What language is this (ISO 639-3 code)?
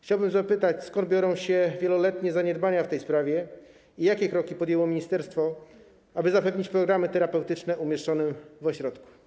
pol